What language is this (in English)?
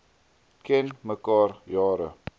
Afrikaans